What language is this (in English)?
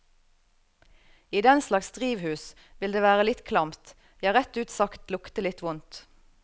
Norwegian